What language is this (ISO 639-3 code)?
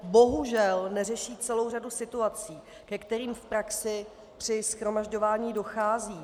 ces